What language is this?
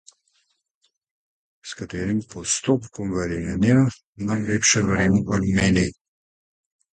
Slovenian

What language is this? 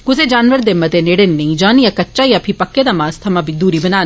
Dogri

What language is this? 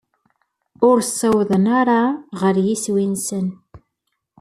Kabyle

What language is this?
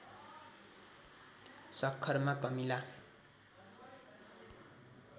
Nepali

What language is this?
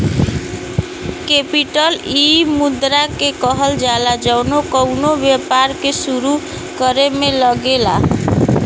Bhojpuri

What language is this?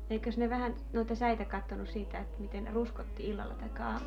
Finnish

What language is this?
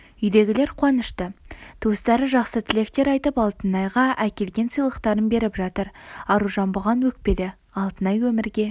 Kazakh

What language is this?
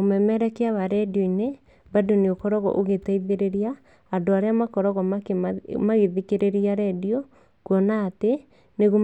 Kikuyu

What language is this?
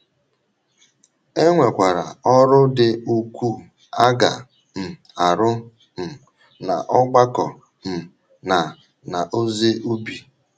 Igbo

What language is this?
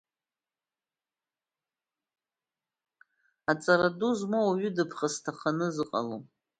Abkhazian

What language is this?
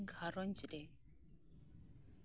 Santali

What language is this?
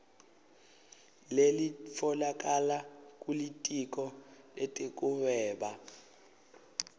Swati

